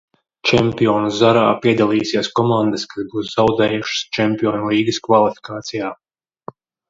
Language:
Latvian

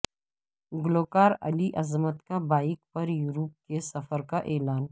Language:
Urdu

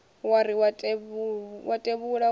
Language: Venda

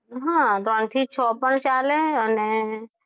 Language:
Gujarati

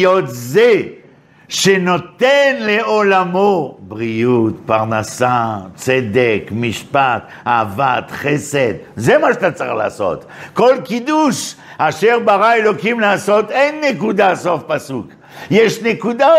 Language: Hebrew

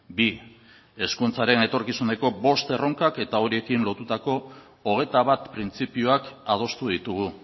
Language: Basque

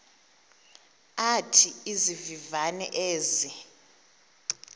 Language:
Xhosa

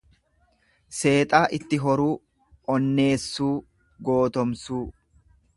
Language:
Oromo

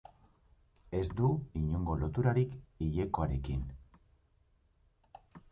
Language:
Basque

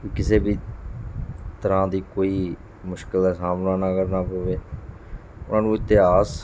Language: Punjabi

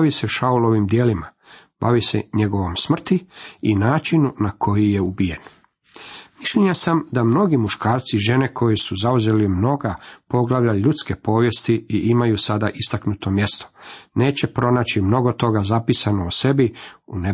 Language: Croatian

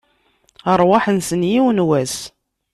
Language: Kabyle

